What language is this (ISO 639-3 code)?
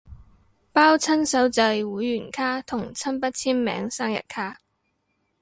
yue